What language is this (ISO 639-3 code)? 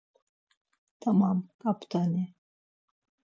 lzz